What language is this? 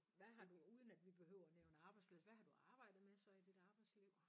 Danish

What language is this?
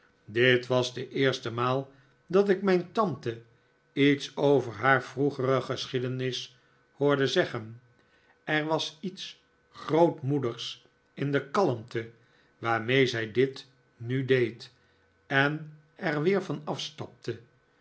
Dutch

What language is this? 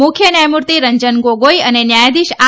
Gujarati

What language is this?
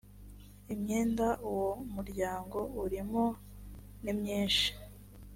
Kinyarwanda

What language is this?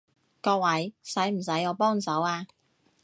Cantonese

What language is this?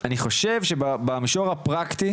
Hebrew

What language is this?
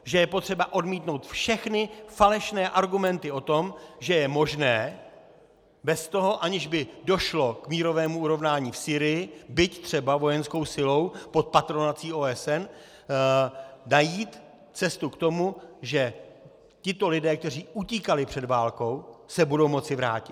Czech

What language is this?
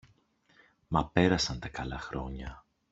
Greek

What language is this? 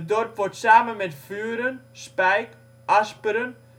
Dutch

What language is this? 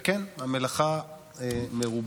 Hebrew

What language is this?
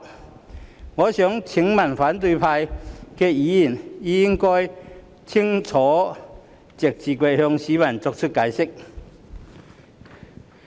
Cantonese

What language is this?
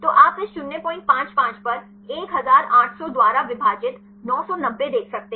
Hindi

